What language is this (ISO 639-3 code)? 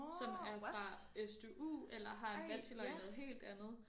dan